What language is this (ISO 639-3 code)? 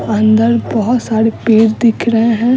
hin